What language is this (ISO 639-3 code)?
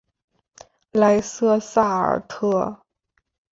zho